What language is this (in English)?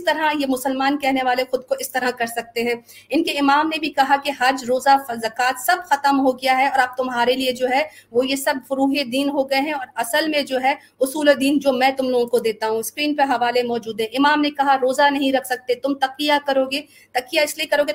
Urdu